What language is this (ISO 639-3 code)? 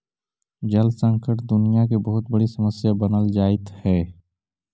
mag